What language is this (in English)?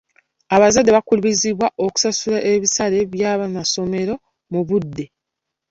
Ganda